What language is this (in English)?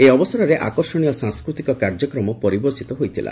Odia